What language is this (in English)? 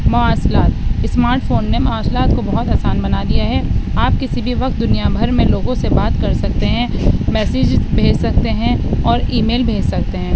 Urdu